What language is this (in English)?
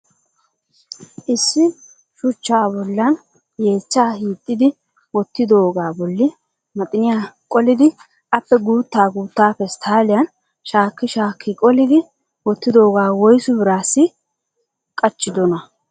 Wolaytta